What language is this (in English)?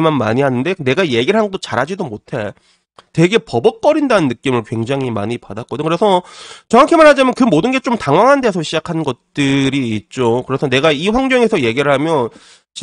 Korean